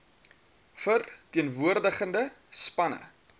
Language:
Afrikaans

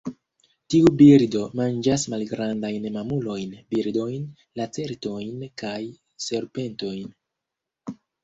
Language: Esperanto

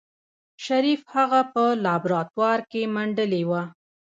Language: Pashto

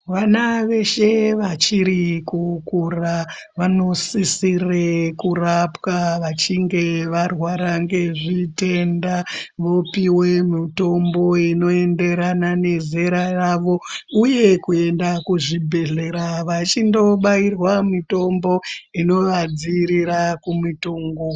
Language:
Ndau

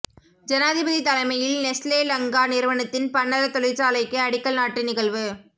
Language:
Tamil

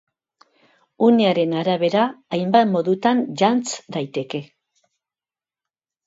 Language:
Basque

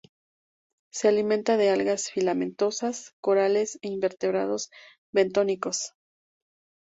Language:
Spanish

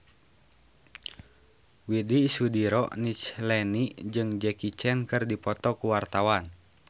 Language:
Sundanese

